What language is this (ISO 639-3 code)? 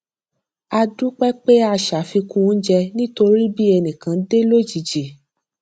yor